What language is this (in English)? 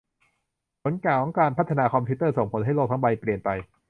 Thai